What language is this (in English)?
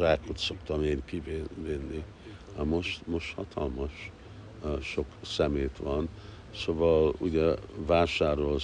Hungarian